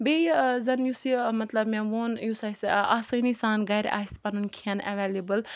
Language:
Kashmiri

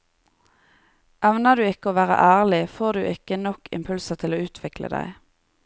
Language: Norwegian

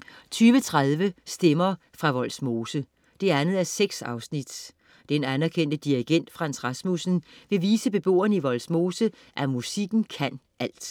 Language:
Danish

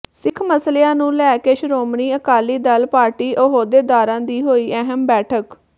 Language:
Punjabi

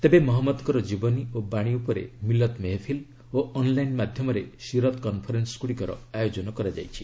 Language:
Odia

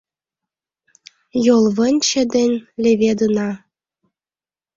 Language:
Mari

